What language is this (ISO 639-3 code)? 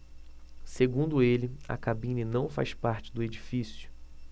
por